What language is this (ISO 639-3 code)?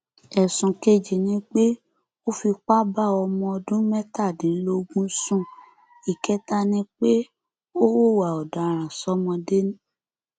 yor